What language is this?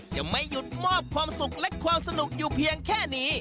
Thai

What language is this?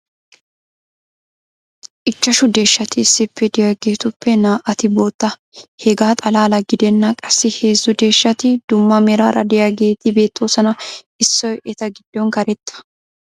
Wolaytta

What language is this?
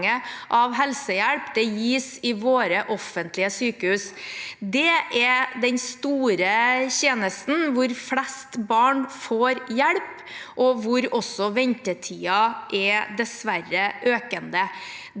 Norwegian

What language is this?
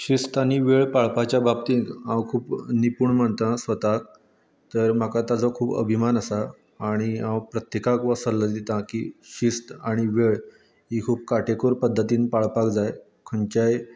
Konkani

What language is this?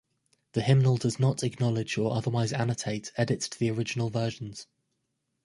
English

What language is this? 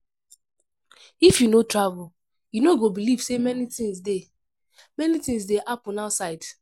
Nigerian Pidgin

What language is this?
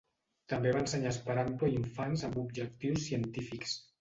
Catalan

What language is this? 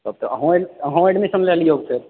Maithili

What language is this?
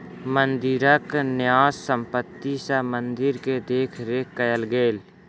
Maithili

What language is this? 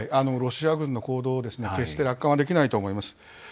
Japanese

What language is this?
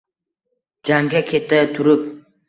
Uzbek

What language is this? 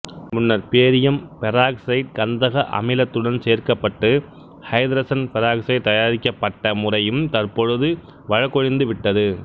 Tamil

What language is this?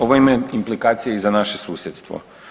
Croatian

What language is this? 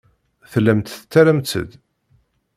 Kabyle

